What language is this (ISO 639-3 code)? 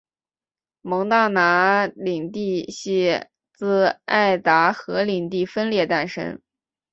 zho